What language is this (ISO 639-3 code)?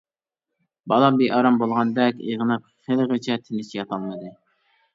uig